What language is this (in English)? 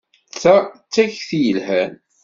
Kabyle